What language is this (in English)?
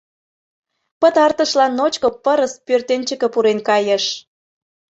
Mari